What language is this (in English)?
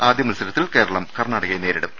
Malayalam